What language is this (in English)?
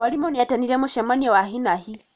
Kikuyu